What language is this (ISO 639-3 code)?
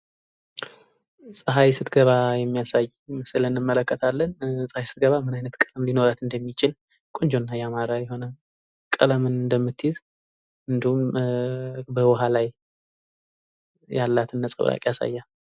amh